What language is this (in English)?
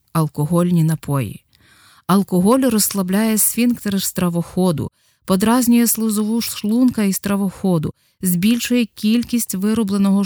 Ukrainian